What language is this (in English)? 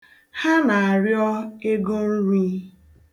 Igbo